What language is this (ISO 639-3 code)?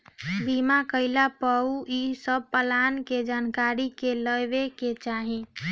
bho